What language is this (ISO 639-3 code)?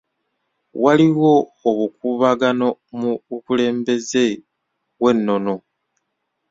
lug